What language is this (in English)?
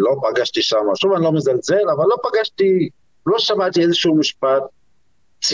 Hebrew